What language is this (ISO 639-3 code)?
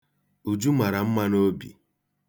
ibo